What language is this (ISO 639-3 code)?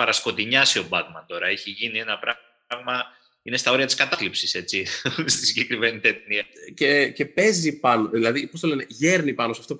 ell